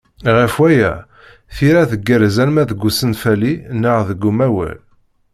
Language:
Kabyle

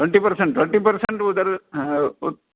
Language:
Sanskrit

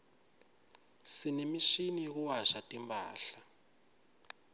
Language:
Swati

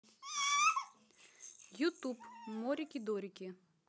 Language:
Russian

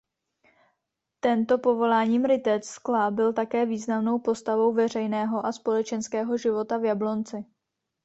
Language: Czech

